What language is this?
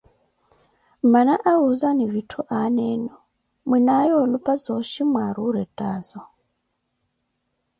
Koti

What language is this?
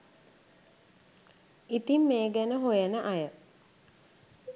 Sinhala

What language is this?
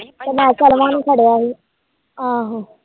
Punjabi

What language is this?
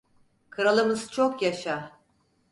Turkish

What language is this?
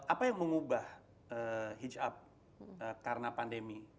Indonesian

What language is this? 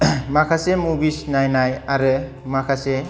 Bodo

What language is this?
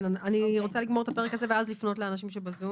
Hebrew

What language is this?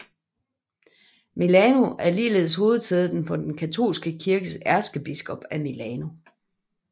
Danish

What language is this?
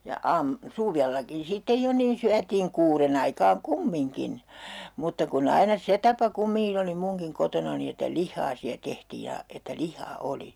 Finnish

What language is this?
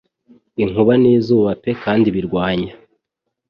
Kinyarwanda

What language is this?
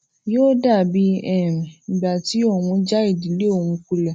Yoruba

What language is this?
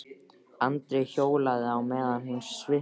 Icelandic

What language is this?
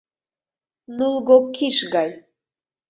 Mari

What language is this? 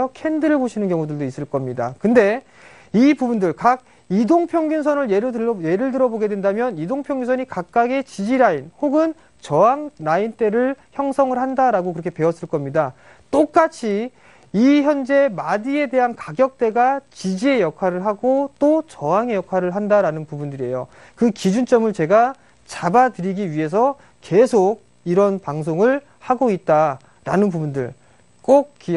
Korean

